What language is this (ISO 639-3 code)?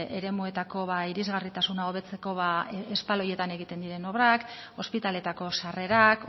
eus